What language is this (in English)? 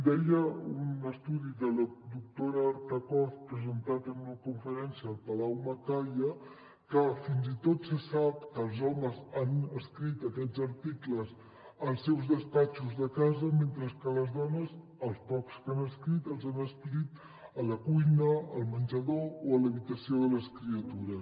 Catalan